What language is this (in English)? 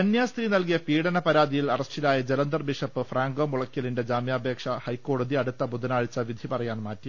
Malayalam